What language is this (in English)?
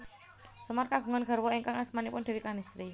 Javanese